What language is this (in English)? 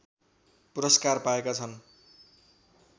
Nepali